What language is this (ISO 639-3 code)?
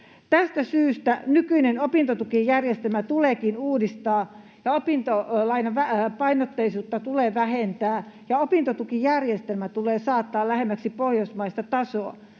fin